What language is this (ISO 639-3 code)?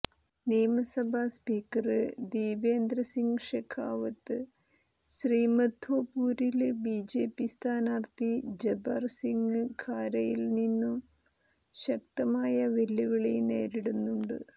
mal